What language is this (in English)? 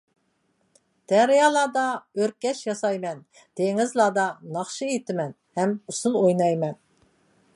Uyghur